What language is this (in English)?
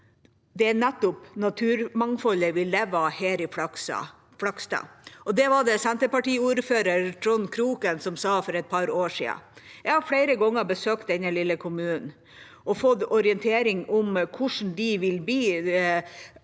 Norwegian